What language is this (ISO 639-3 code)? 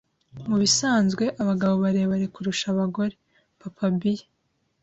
kin